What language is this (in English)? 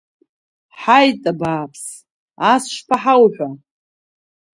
Abkhazian